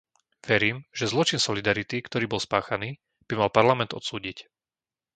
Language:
Slovak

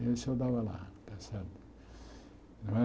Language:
Portuguese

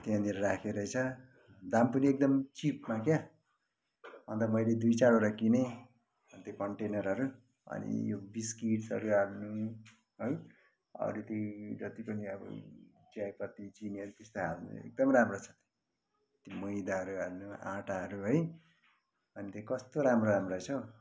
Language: Nepali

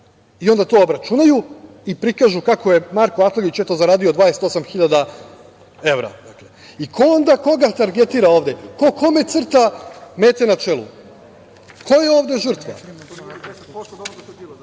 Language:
Serbian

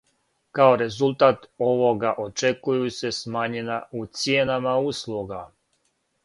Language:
Serbian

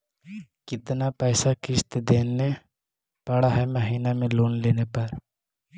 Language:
Magahi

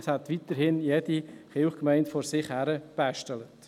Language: Swiss German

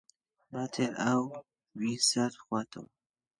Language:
Central Kurdish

